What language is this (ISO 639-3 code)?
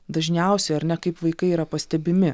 lit